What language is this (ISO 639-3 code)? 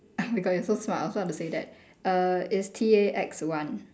eng